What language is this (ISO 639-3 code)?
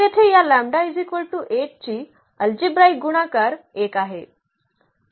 mar